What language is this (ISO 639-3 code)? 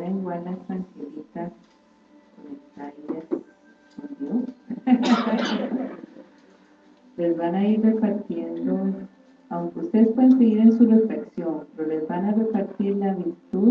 spa